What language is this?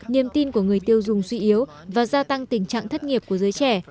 Vietnamese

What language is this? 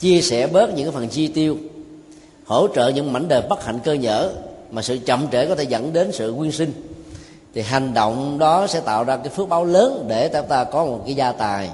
Vietnamese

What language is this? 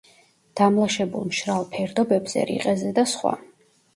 Georgian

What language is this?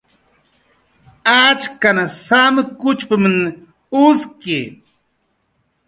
Jaqaru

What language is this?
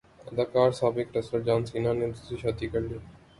Urdu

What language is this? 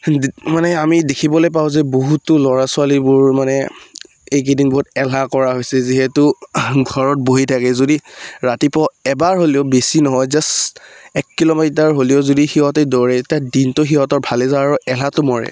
Assamese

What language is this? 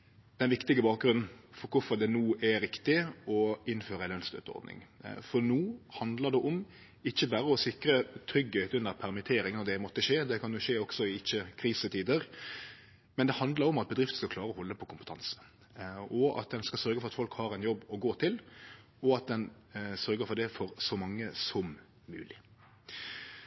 Norwegian Nynorsk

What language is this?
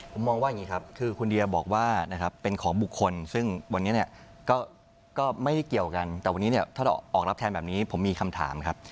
Thai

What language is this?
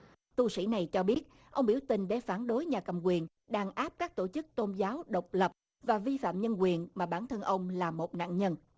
Vietnamese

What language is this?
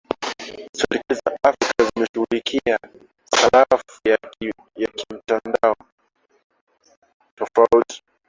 Swahili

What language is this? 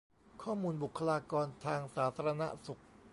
Thai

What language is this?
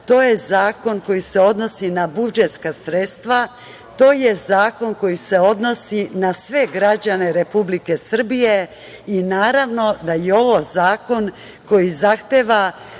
Serbian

